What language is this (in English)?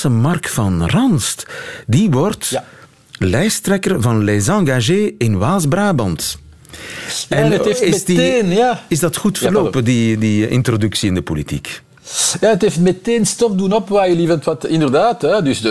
Dutch